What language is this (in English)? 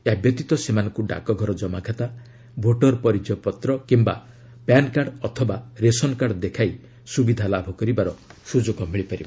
Odia